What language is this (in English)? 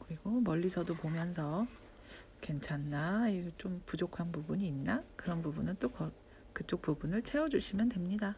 Korean